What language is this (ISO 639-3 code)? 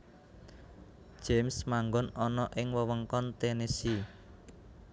jav